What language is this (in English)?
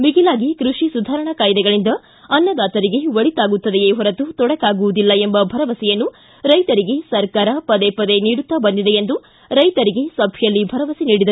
Kannada